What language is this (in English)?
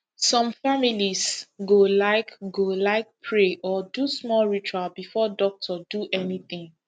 Nigerian Pidgin